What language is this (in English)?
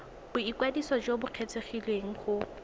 Tswana